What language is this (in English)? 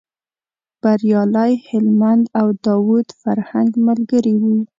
Pashto